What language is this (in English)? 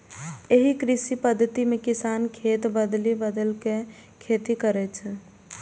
Maithili